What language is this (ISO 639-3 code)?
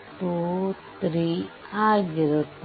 kan